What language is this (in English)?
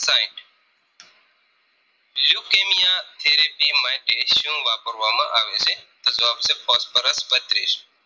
Gujarati